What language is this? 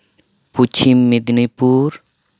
Santali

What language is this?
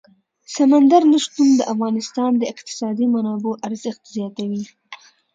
Pashto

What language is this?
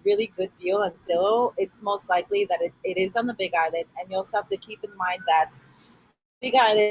English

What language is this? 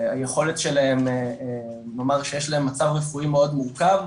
Hebrew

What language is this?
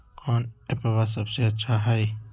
Magahi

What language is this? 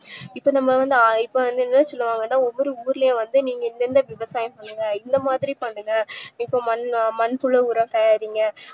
Tamil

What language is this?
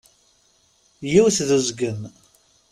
Kabyle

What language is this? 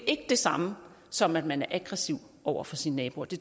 Danish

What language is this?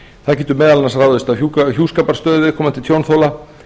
Icelandic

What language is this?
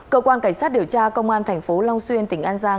Vietnamese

